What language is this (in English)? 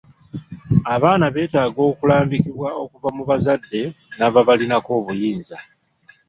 Ganda